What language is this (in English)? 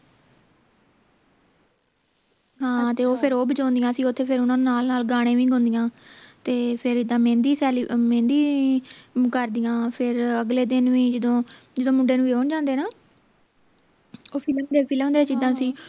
Punjabi